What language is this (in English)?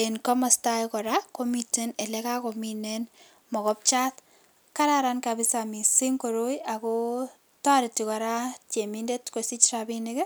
Kalenjin